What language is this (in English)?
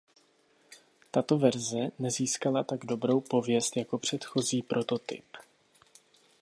Czech